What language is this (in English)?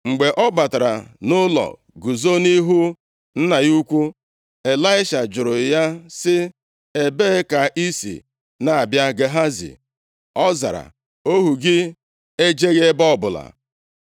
Igbo